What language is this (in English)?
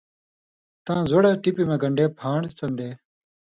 Indus Kohistani